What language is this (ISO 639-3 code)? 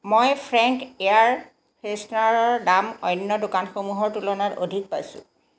asm